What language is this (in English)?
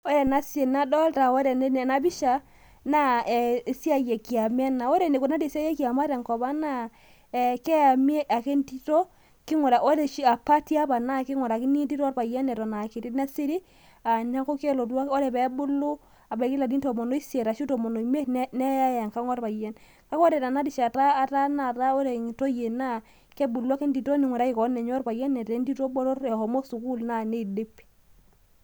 Masai